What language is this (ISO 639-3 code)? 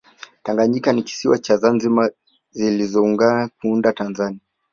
swa